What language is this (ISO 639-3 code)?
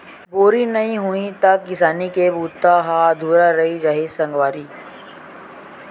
hne